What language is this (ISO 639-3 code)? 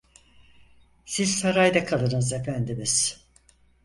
tur